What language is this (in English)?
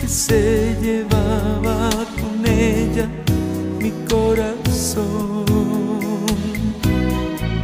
Romanian